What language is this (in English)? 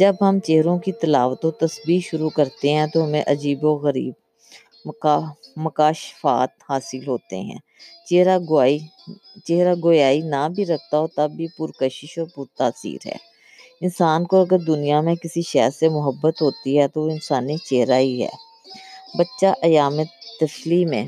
Urdu